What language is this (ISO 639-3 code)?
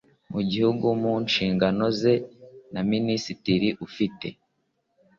kin